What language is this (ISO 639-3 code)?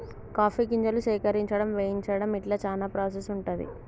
tel